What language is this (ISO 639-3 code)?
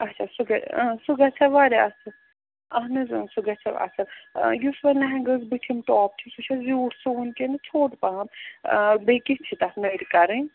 kas